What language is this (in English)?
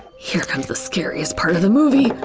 English